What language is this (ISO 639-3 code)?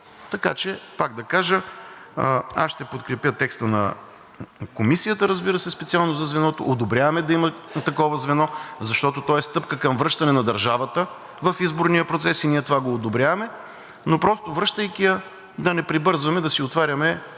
bul